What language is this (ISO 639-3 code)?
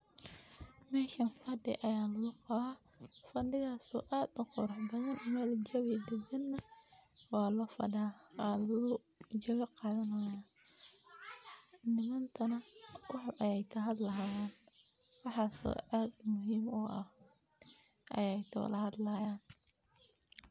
som